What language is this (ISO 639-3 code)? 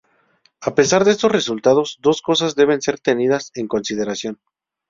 spa